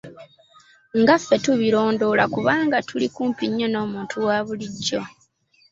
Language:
Ganda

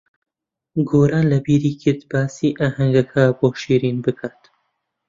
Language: Central Kurdish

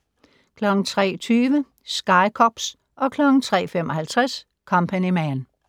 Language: Danish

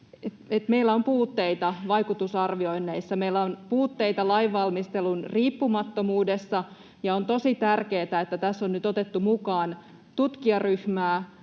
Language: Finnish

